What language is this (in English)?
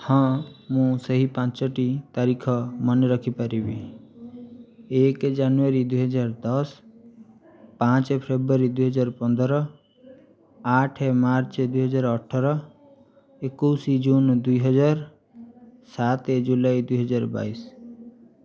Odia